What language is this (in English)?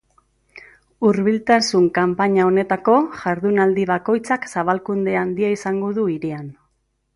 Basque